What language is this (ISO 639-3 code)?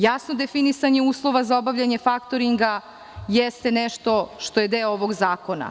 srp